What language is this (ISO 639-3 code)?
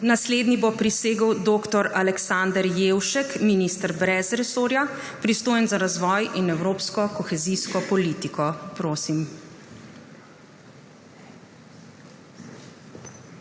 slv